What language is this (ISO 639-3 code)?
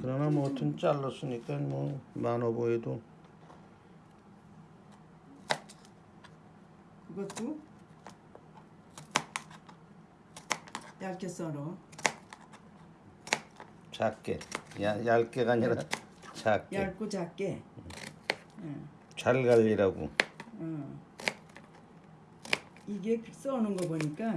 kor